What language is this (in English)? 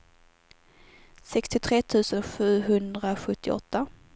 Swedish